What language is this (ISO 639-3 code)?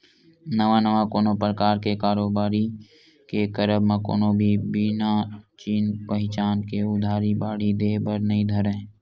hne